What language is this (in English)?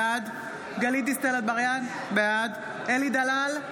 Hebrew